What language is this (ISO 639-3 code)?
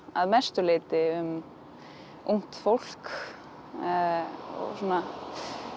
isl